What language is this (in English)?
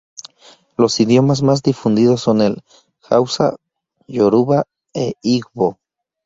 Spanish